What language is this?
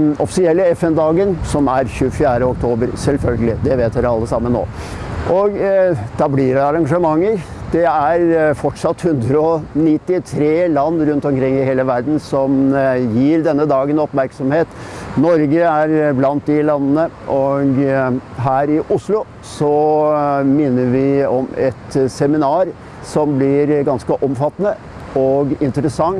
Dutch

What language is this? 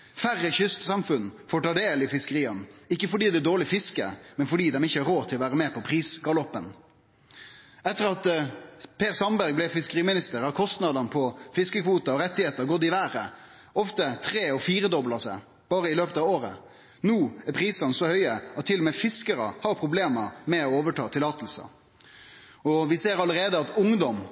Norwegian Nynorsk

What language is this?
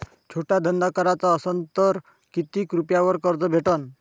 Marathi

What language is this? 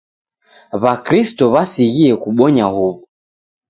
Taita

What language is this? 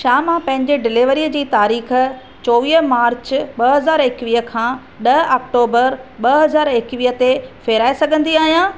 Sindhi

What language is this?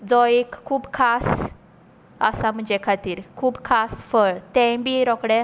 Konkani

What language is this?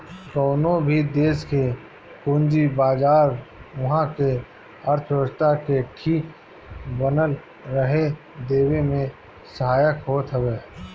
Bhojpuri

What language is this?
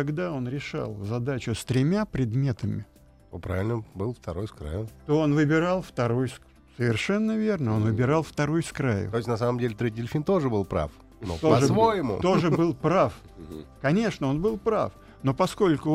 Russian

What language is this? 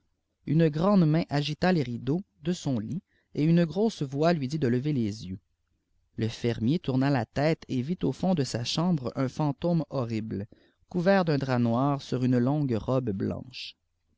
French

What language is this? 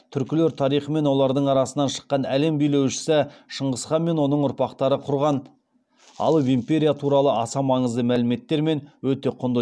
Kazakh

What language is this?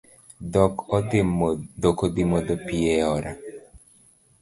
Luo (Kenya and Tanzania)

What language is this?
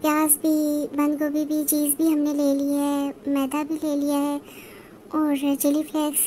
Turkish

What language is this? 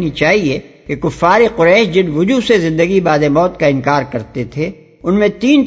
Urdu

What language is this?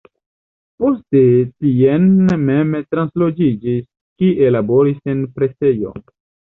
Esperanto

